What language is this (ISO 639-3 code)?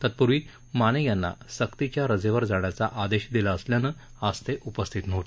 mar